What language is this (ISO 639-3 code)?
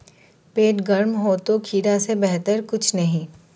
hin